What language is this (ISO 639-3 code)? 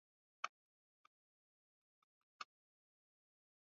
swa